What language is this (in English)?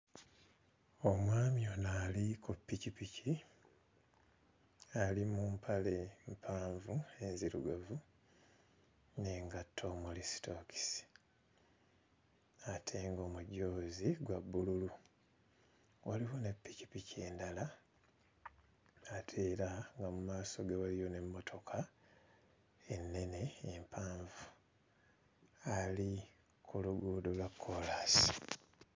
Ganda